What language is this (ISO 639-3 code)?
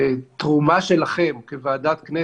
heb